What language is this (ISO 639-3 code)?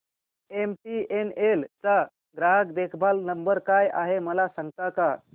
mar